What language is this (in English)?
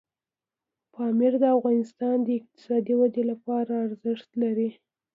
Pashto